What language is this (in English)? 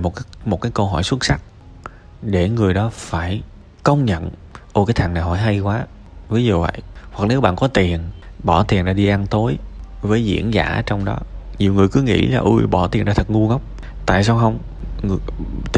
Vietnamese